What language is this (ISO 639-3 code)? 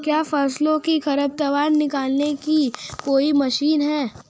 hin